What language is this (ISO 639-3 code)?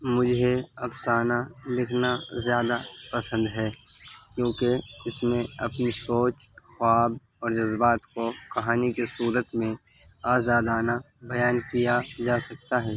urd